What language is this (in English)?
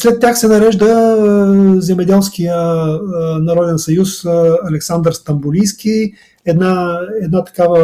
Bulgarian